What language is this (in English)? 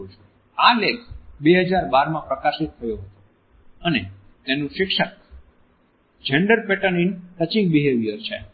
Gujarati